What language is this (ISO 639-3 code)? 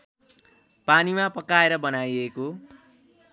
nep